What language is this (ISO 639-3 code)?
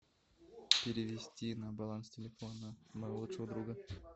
rus